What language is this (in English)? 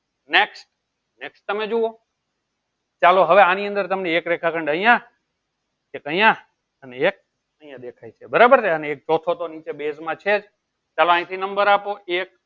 Gujarati